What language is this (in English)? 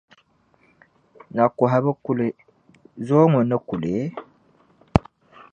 Dagbani